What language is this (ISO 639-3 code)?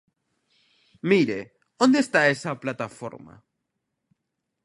glg